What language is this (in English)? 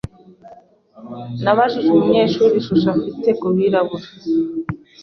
Kinyarwanda